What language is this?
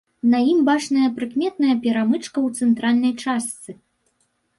Belarusian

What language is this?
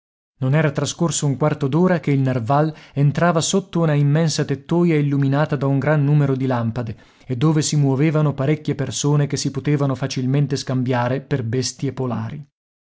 Italian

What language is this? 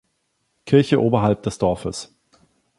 German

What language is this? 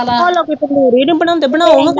Punjabi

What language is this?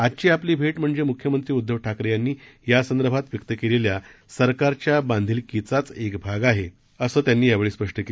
Marathi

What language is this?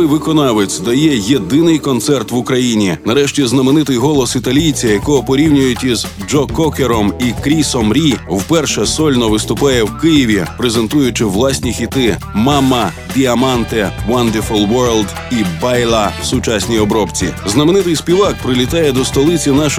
Ukrainian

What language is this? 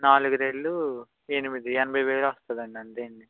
Telugu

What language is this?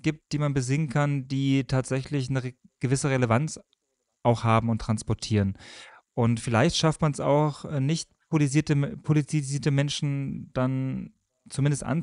German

